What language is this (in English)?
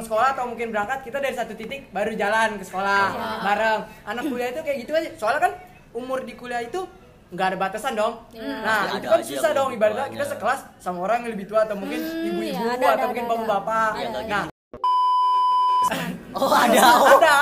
Indonesian